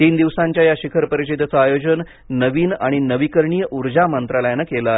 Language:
Marathi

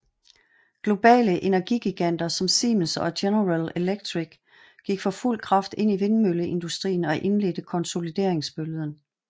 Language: Danish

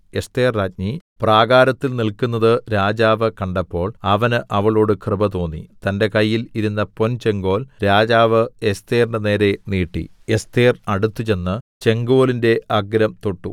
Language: Malayalam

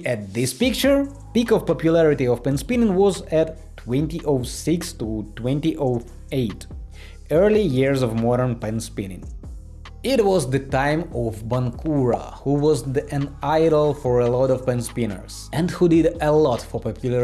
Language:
English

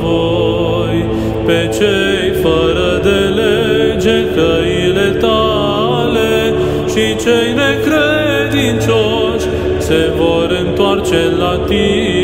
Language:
Romanian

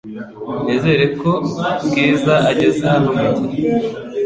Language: Kinyarwanda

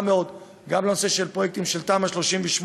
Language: Hebrew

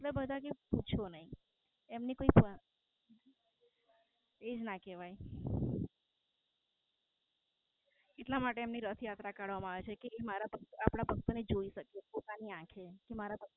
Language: Gujarati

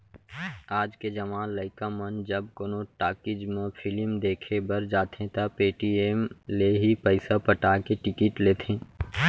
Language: Chhattisgarhi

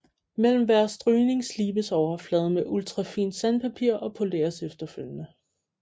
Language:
Danish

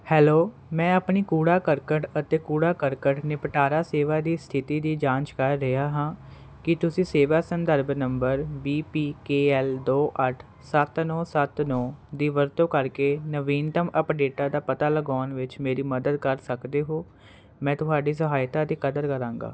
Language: Punjabi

